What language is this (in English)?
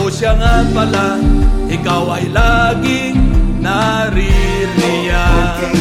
Filipino